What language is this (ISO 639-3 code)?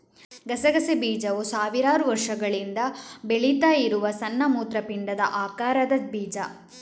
kan